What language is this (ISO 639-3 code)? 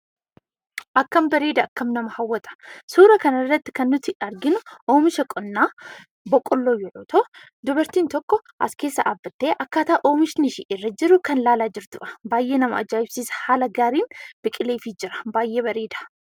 orm